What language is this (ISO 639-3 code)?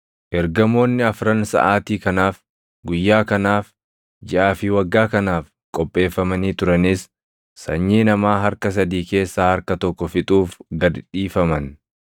orm